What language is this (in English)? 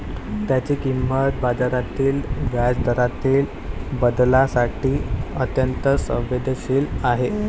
Marathi